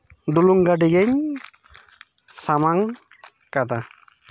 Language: Santali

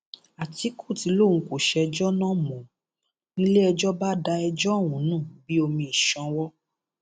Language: Yoruba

